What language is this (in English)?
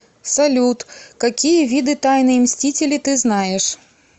Russian